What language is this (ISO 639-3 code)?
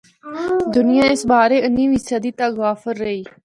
hno